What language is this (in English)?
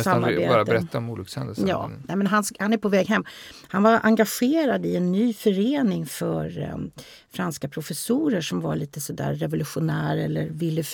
Swedish